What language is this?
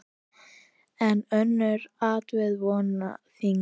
Icelandic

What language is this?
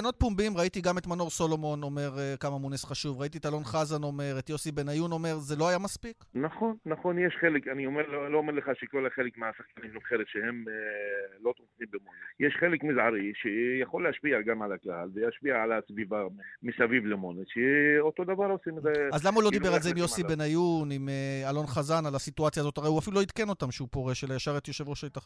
Hebrew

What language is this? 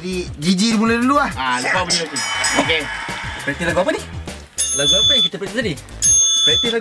Malay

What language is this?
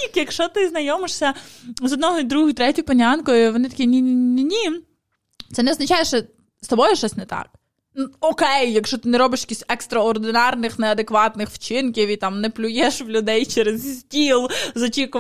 Ukrainian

